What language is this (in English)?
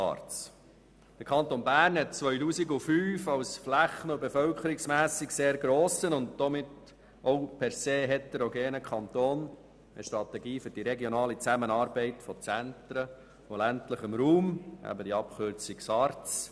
Swiss German